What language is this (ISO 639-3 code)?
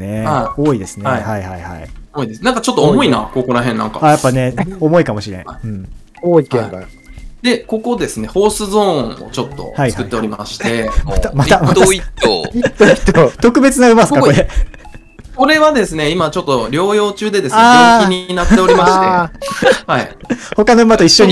jpn